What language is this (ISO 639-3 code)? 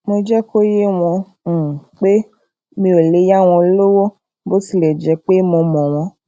yor